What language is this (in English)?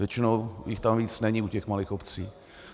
Czech